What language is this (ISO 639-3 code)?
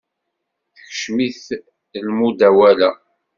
kab